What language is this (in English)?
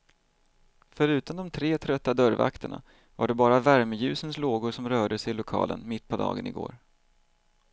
Swedish